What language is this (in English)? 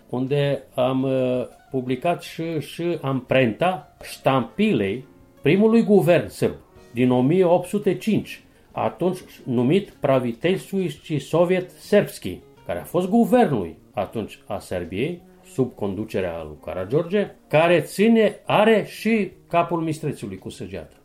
Romanian